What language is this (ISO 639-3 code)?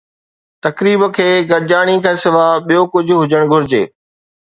snd